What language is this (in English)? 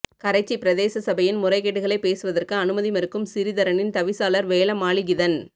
Tamil